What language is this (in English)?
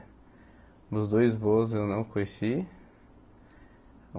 Portuguese